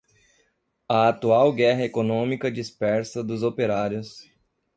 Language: Portuguese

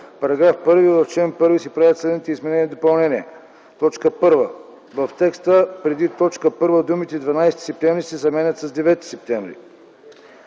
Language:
Bulgarian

